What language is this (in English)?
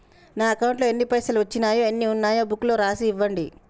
Telugu